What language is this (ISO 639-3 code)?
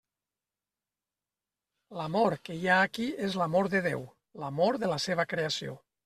cat